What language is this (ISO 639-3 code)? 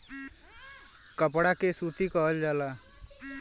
bho